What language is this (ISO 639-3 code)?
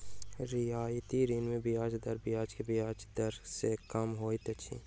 mai